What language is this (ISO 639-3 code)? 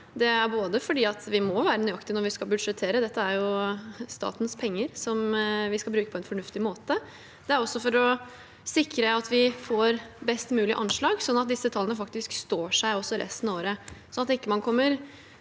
nor